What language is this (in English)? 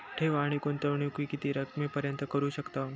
Marathi